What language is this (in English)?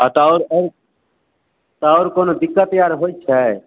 Maithili